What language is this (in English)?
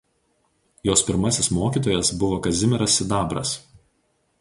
Lithuanian